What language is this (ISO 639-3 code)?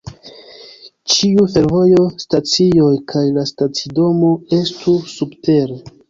epo